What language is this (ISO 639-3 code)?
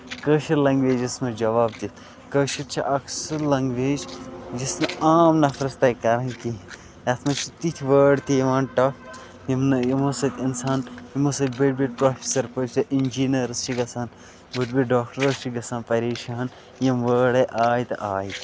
kas